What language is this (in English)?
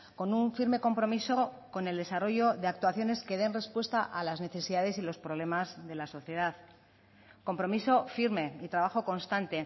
Spanish